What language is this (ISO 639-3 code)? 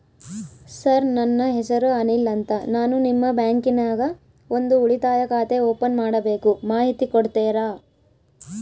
kan